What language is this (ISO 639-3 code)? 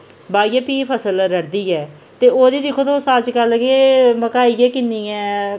doi